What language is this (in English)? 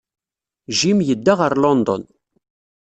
Kabyle